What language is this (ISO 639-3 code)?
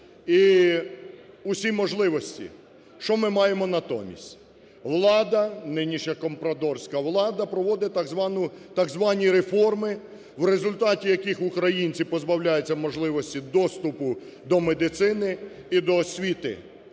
ukr